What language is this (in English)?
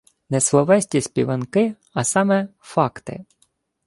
Ukrainian